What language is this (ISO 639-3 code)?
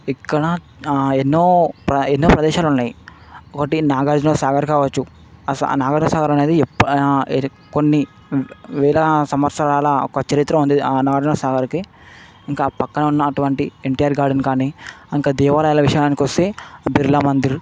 tel